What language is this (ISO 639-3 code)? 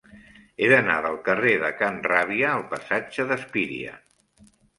cat